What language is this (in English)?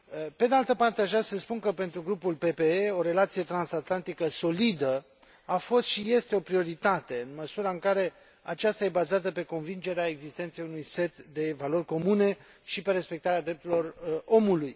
Romanian